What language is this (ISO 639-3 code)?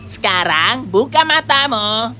ind